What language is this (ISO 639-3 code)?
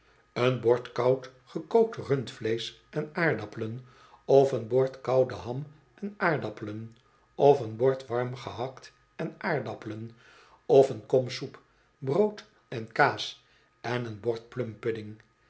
nld